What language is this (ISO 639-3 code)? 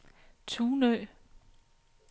dan